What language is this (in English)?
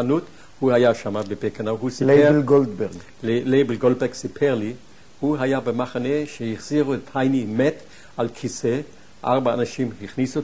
Hebrew